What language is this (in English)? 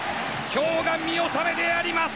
Japanese